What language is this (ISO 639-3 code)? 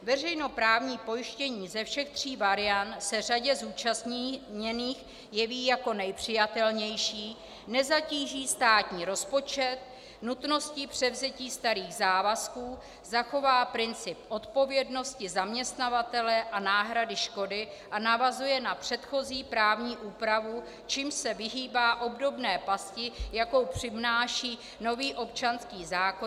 ces